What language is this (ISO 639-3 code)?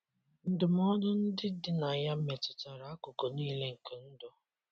ibo